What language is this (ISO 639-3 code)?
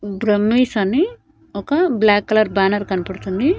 tel